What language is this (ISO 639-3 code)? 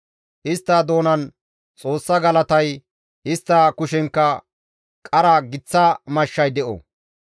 gmv